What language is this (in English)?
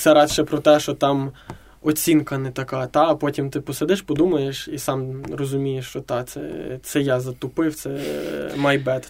Ukrainian